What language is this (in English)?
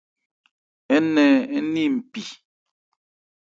Ebrié